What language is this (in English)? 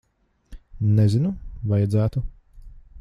Latvian